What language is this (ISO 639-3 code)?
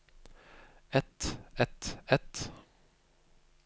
nor